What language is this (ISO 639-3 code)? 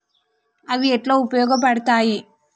tel